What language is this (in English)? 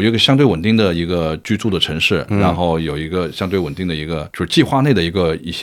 Chinese